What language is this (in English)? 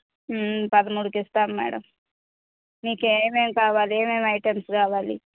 Telugu